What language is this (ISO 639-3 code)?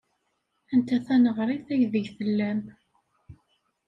kab